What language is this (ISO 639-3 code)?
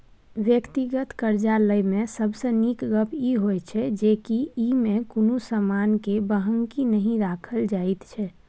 mai